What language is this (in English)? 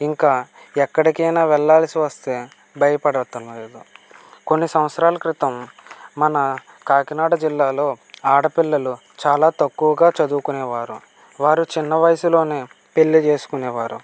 Telugu